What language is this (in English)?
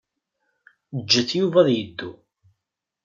Kabyle